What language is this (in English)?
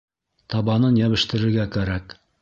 Bashkir